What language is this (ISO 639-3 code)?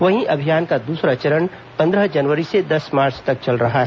hin